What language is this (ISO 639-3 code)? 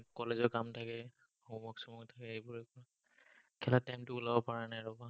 asm